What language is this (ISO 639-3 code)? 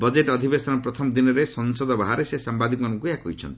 ori